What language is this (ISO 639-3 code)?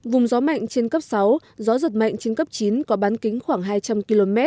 vie